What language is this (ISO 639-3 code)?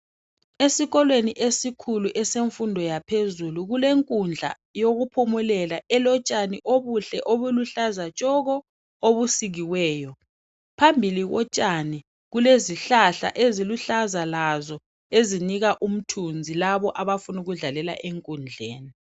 nde